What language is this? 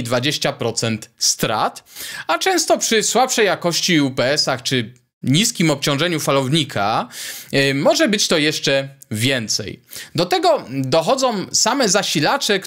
Polish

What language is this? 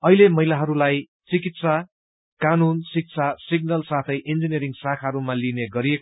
Nepali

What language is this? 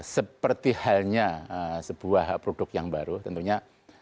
Indonesian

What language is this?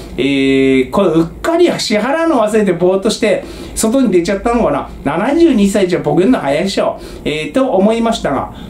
Japanese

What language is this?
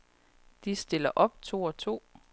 Danish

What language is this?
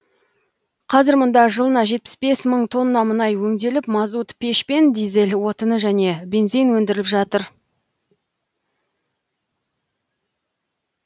Kazakh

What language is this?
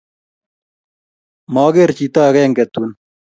Kalenjin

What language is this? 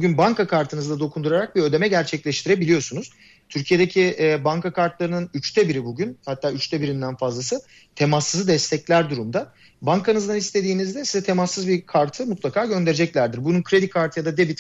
Turkish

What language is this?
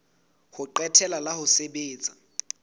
Southern Sotho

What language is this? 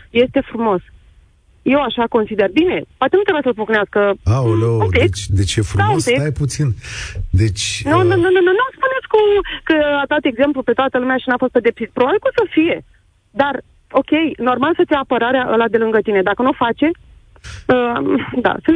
Romanian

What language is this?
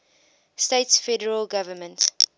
English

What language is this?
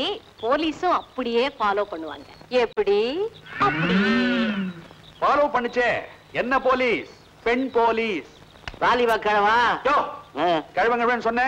Indonesian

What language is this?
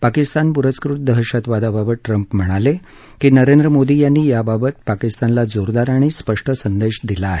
Marathi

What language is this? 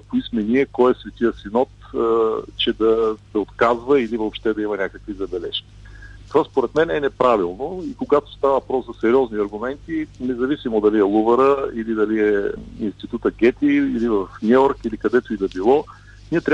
Bulgarian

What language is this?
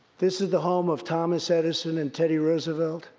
English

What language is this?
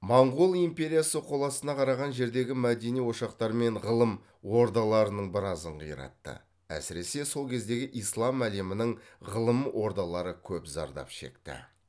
Kazakh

